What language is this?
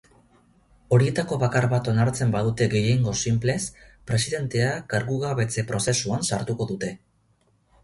Basque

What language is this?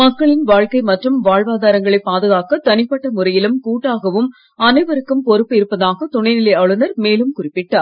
Tamil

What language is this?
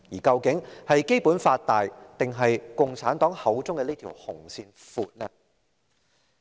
Cantonese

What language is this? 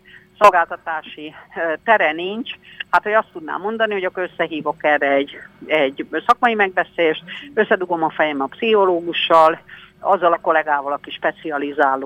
Hungarian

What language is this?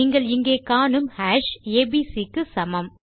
Tamil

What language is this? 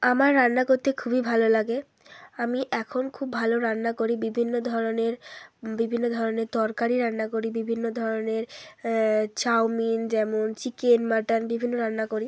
Bangla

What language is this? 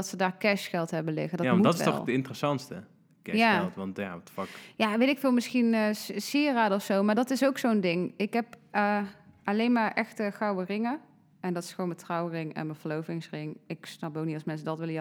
Dutch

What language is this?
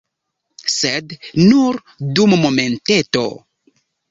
Esperanto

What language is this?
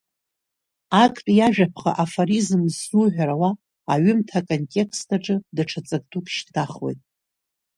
Abkhazian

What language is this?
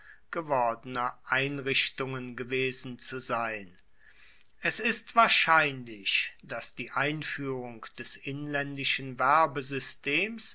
German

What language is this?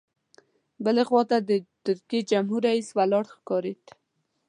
Pashto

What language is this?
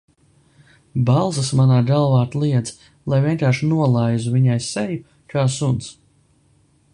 Latvian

